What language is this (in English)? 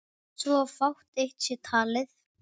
Icelandic